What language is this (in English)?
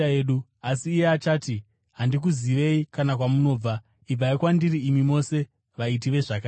Shona